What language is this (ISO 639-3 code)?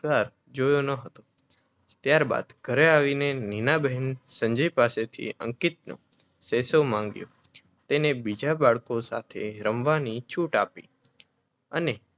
guj